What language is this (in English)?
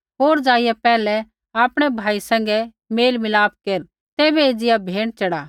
Kullu Pahari